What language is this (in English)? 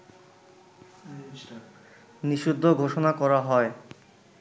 Bangla